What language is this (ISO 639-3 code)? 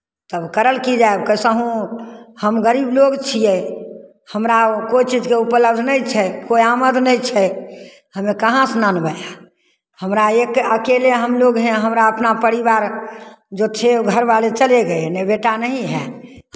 mai